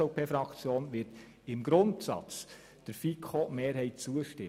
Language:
Swiss German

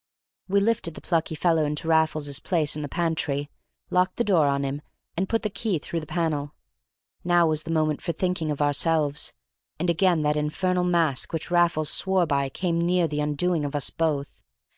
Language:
English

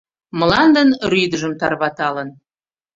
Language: Mari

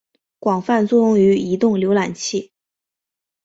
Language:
Chinese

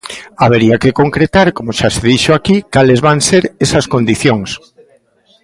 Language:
Galician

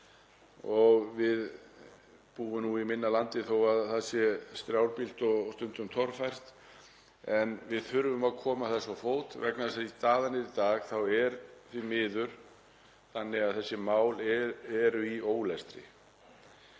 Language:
Icelandic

